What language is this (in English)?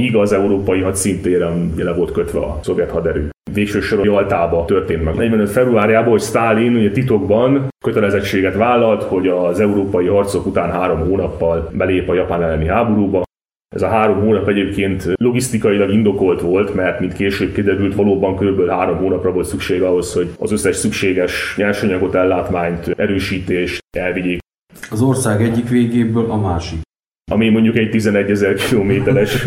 Hungarian